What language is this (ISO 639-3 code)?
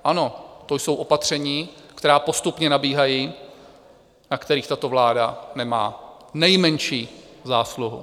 ces